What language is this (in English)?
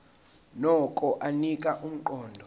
Zulu